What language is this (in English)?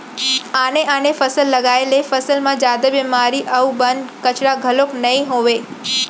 Chhattisgarhi